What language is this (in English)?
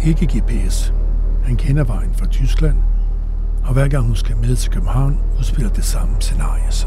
Danish